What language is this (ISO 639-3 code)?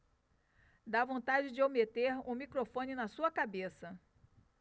por